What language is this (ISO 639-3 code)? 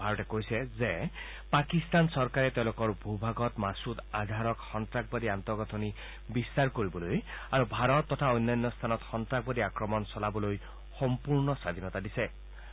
asm